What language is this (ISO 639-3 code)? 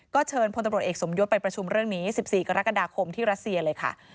tha